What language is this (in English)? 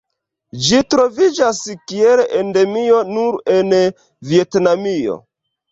Esperanto